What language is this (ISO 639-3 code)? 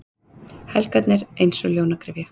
isl